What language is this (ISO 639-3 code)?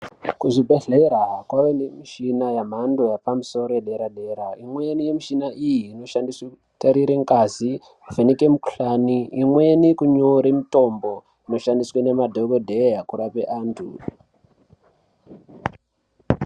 ndc